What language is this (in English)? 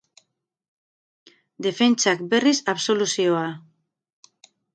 Basque